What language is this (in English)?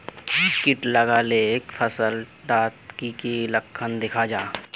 Magahi